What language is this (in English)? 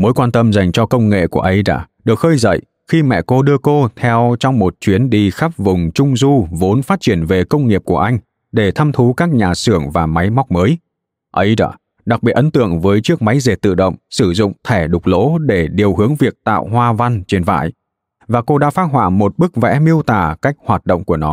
Vietnamese